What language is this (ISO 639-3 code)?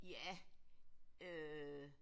dan